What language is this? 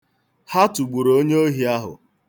Igbo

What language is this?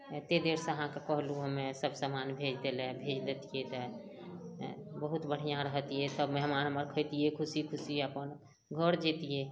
Maithili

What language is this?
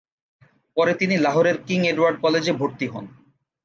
Bangla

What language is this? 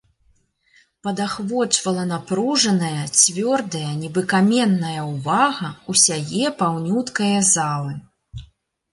Belarusian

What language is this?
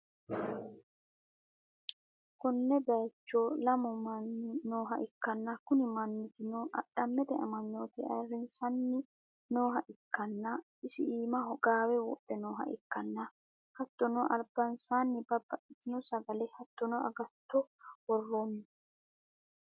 Sidamo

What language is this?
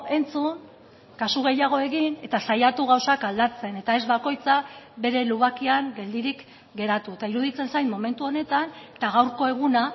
Basque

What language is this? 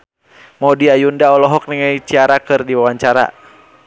Sundanese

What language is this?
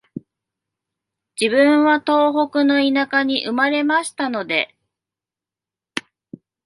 Japanese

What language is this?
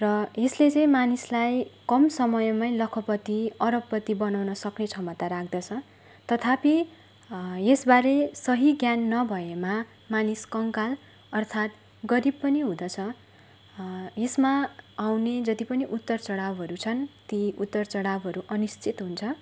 Nepali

